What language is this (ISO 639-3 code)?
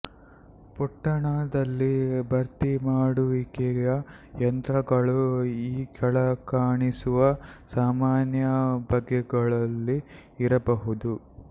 kan